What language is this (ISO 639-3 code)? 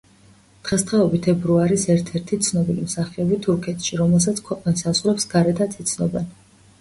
kat